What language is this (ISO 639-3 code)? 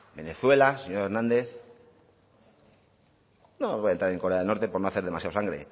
spa